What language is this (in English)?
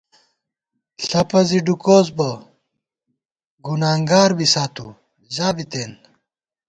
Gawar-Bati